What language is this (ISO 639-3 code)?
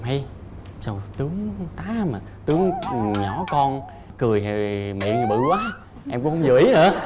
vie